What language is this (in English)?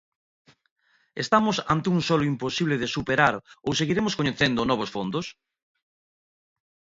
Galician